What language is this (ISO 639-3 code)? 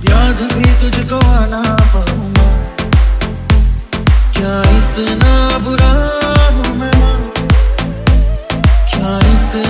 ron